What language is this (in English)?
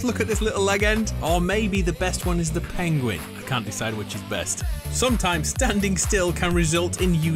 English